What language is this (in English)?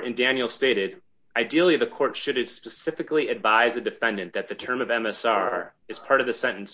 English